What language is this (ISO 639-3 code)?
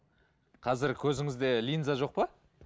kaz